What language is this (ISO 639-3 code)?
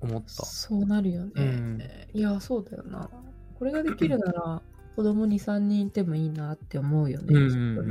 jpn